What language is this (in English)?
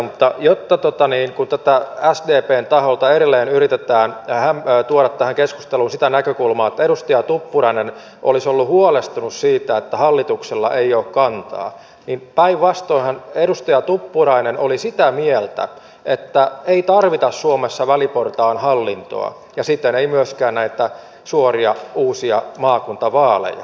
Finnish